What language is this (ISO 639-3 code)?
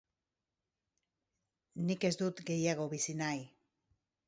eus